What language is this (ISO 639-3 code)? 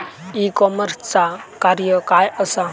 mar